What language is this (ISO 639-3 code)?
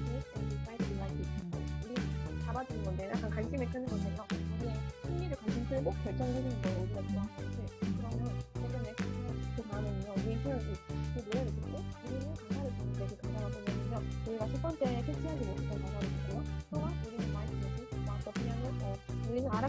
kor